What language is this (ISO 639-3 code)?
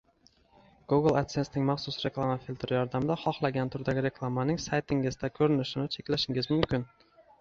uzb